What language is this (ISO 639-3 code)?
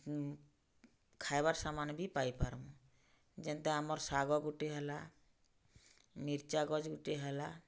ori